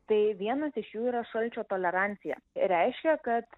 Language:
Lithuanian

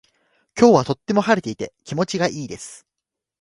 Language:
Japanese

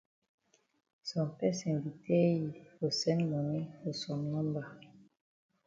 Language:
Cameroon Pidgin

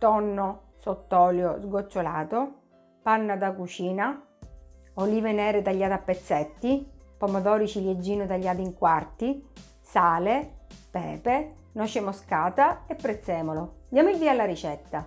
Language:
Italian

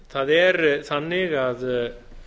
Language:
Icelandic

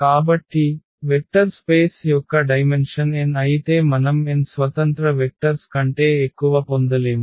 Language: Telugu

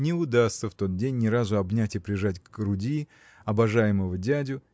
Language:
Russian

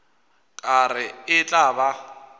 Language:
Northern Sotho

